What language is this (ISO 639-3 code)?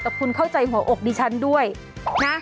tha